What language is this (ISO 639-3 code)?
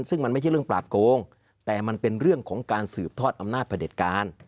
tha